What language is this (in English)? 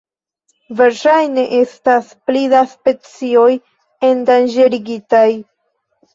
Esperanto